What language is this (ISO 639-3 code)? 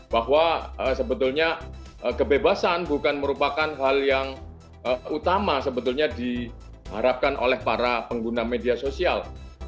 ind